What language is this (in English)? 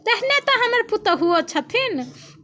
Maithili